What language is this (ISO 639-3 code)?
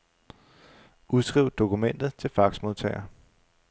dan